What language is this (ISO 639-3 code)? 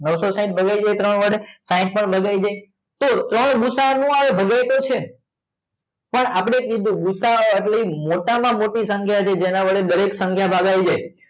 guj